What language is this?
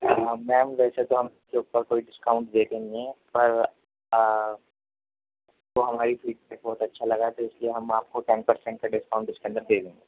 Urdu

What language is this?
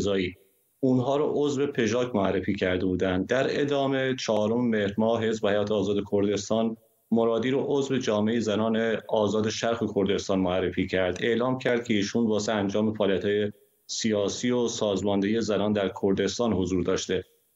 Persian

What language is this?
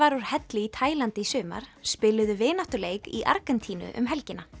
Icelandic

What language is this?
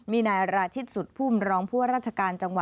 Thai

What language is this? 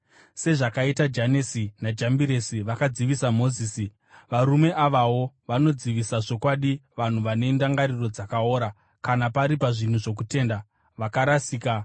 Shona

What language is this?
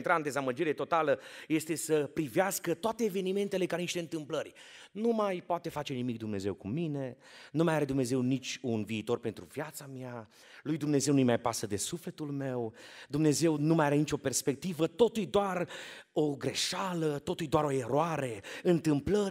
Romanian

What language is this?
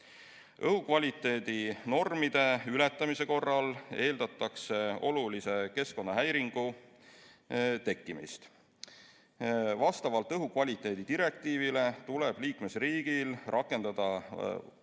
Estonian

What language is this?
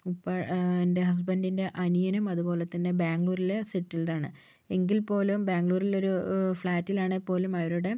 Malayalam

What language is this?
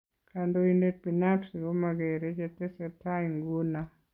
Kalenjin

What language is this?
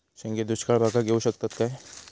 Marathi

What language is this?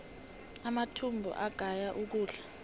South Ndebele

